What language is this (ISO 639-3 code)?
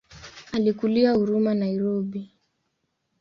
swa